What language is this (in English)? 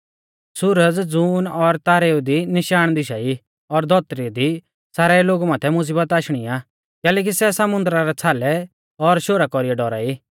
Mahasu Pahari